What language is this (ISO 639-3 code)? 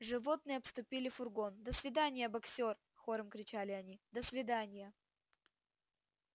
rus